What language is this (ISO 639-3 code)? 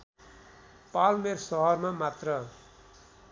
nep